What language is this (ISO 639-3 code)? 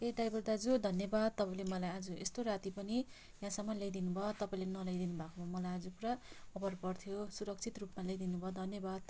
nep